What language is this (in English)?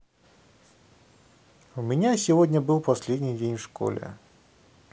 Russian